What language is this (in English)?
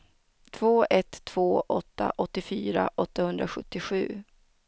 Swedish